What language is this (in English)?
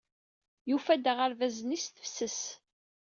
Kabyle